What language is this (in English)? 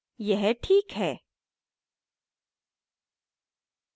Hindi